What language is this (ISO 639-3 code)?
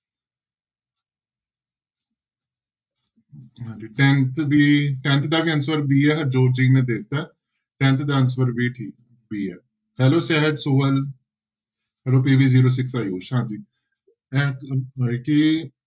pan